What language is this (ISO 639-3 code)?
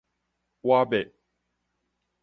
nan